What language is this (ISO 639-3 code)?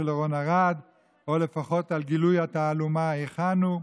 heb